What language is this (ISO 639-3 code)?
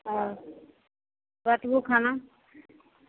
mai